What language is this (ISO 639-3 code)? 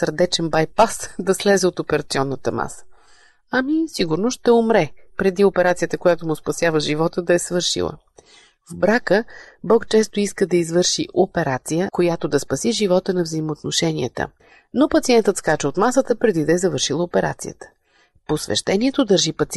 bul